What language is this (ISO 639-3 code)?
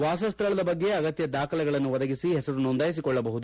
kan